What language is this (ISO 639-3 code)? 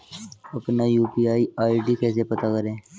hin